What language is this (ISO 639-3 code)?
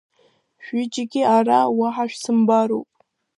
abk